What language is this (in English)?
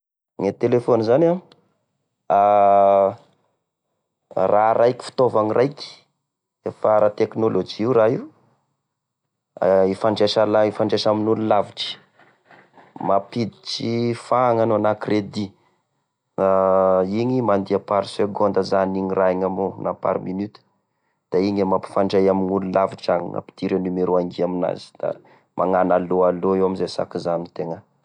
Tesaka Malagasy